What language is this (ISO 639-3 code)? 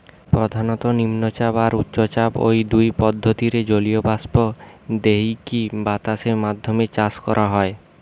ben